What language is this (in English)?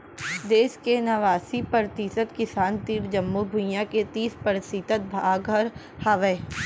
Chhattisgarhi